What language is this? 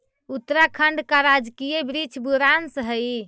Magahi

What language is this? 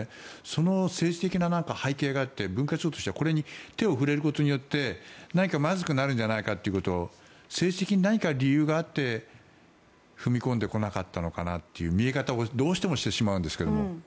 Japanese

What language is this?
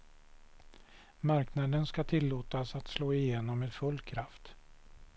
Swedish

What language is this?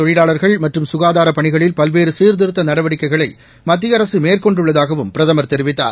Tamil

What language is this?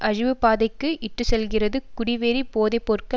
Tamil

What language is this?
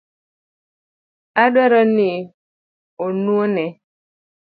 Luo (Kenya and Tanzania)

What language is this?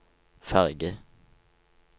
Norwegian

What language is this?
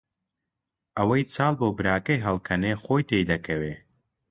Central Kurdish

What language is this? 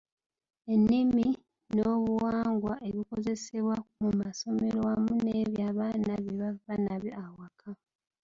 Ganda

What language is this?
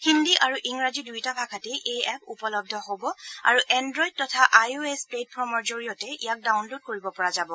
Assamese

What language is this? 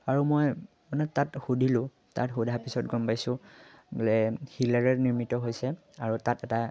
Assamese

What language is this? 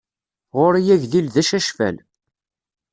Kabyle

